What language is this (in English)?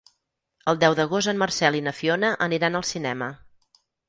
Catalan